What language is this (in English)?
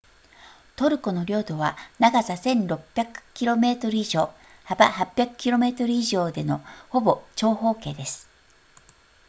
Japanese